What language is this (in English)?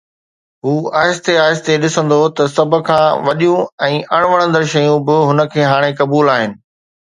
Sindhi